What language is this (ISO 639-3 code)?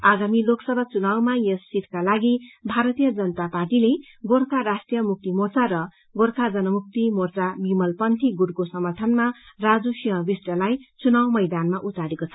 nep